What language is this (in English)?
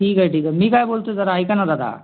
Marathi